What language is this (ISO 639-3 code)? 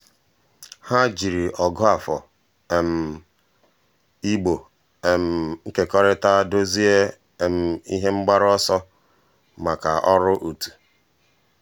ibo